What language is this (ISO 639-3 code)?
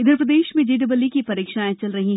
hin